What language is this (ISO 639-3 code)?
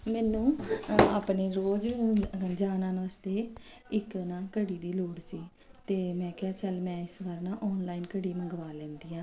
pan